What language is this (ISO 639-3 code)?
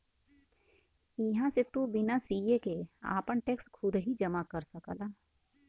bho